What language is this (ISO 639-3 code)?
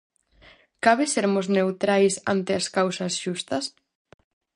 glg